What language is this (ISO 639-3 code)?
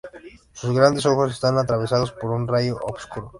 spa